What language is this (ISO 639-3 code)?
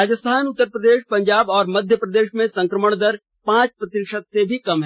hin